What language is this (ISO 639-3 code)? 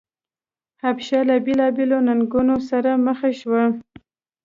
pus